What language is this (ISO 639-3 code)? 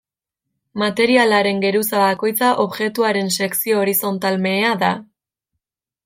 eus